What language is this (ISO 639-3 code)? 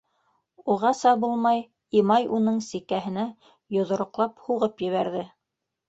bak